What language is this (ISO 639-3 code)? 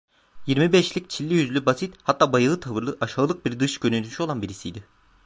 tur